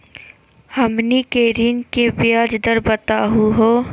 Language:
Magahi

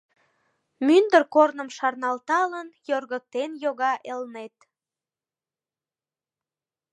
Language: Mari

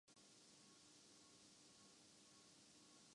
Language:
Urdu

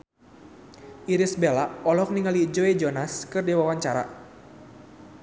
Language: Sundanese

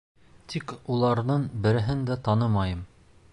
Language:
Bashkir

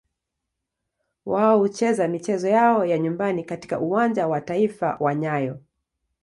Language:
Swahili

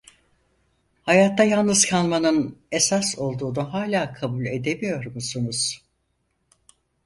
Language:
Turkish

